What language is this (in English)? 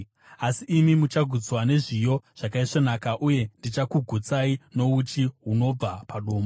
Shona